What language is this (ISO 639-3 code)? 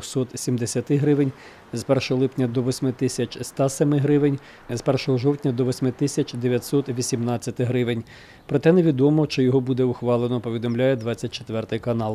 ukr